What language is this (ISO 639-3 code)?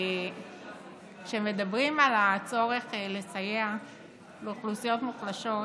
heb